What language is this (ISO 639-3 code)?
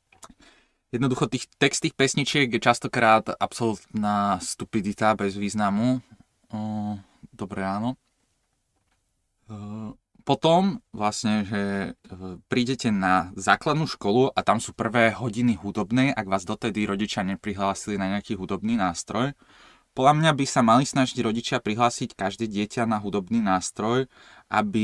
slk